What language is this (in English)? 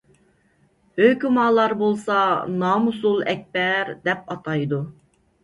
Uyghur